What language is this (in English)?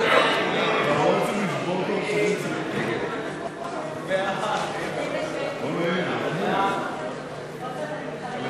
Hebrew